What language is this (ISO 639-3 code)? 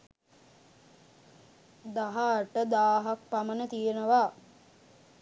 sin